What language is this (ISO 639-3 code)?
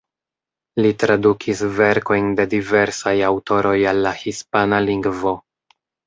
epo